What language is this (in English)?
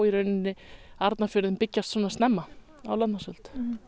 Icelandic